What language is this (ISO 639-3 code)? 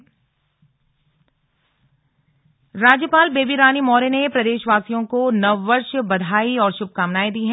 hin